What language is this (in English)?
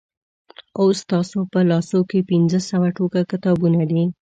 Pashto